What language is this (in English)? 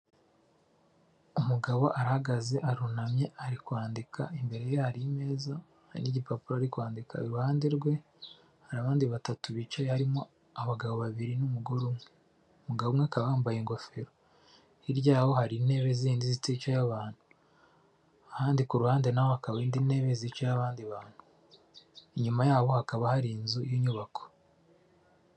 Kinyarwanda